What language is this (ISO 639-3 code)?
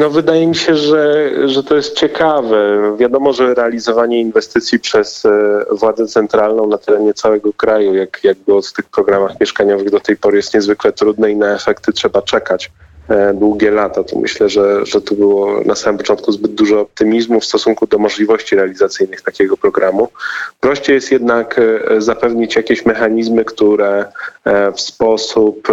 pol